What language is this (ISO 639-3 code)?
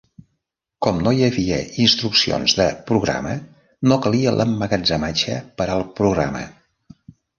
cat